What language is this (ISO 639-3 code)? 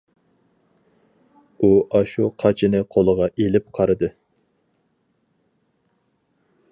uig